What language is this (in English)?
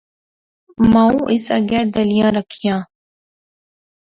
Pahari-Potwari